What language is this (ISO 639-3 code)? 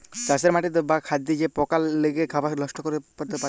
ben